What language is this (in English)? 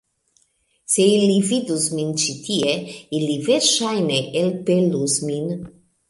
Esperanto